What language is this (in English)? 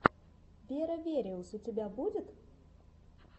Russian